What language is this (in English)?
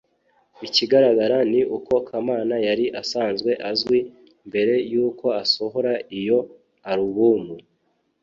Kinyarwanda